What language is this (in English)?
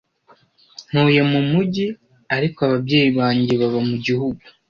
Kinyarwanda